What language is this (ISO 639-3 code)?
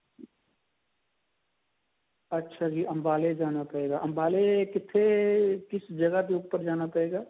pan